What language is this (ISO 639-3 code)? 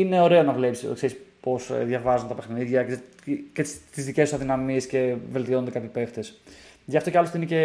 ell